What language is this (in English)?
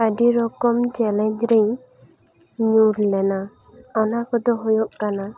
Santali